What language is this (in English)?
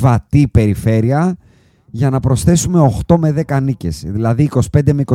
Greek